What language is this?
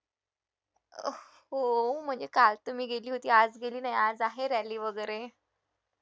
Marathi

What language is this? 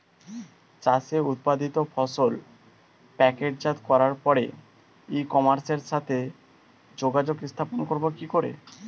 Bangla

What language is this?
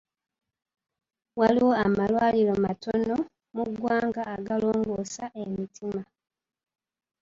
Ganda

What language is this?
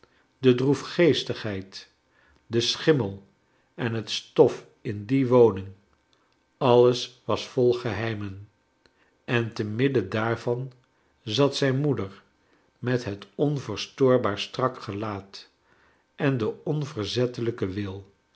Dutch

